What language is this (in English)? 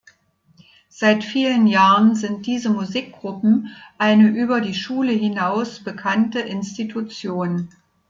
German